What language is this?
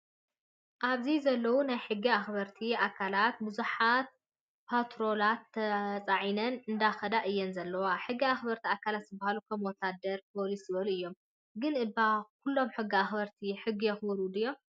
Tigrinya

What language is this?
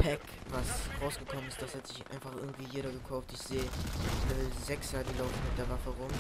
German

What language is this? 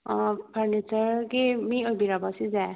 Manipuri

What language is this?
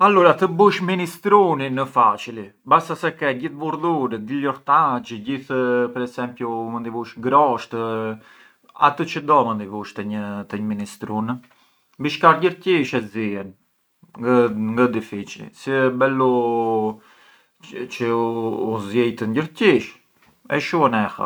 Arbëreshë Albanian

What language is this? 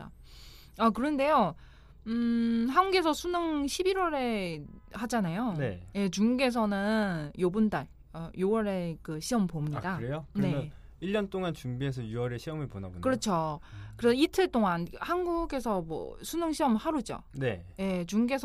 Korean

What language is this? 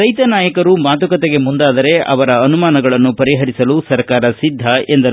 Kannada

